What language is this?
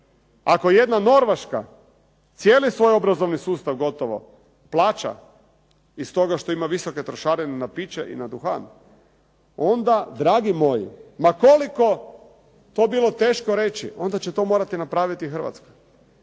Croatian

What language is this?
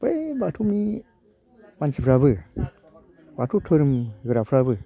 Bodo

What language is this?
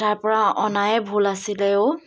Assamese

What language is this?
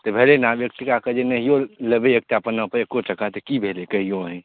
Maithili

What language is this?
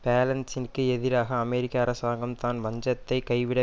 Tamil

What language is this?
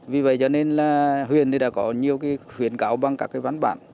Vietnamese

